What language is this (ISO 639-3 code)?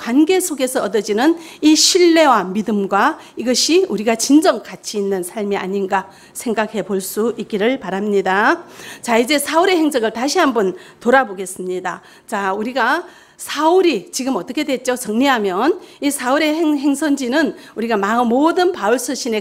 kor